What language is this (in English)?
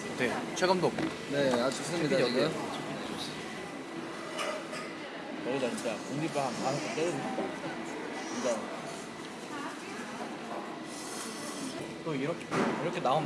Korean